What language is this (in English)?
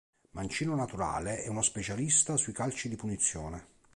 Italian